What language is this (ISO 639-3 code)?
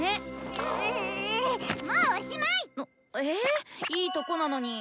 jpn